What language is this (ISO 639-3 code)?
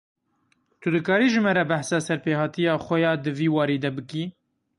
kur